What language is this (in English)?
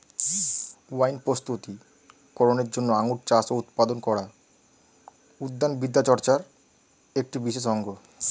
Bangla